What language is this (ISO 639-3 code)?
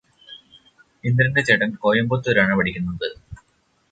mal